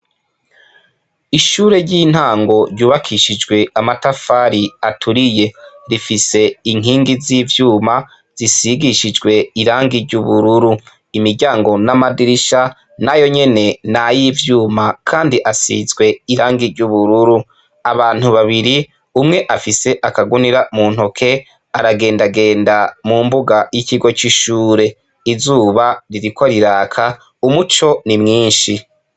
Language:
Rundi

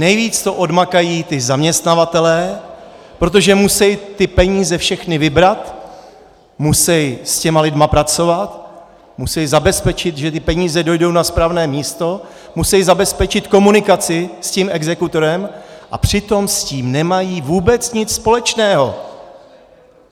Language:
Czech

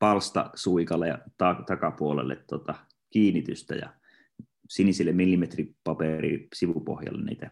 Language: Finnish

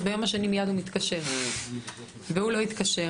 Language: Hebrew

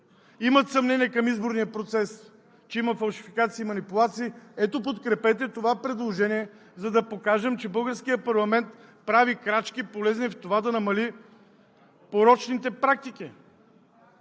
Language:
Bulgarian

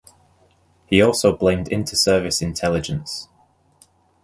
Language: English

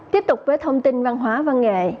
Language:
Vietnamese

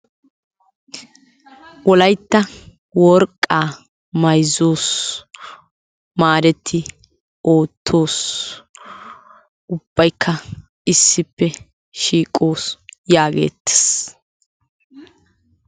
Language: Wolaytta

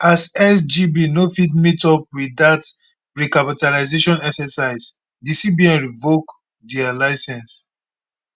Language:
Nigerian Pidgin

